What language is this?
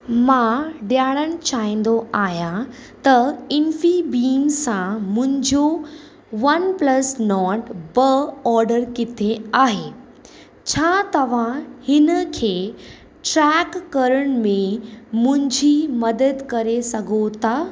Sindhi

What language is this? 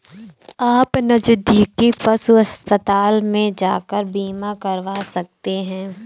Hindi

